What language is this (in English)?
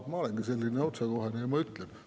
Estonian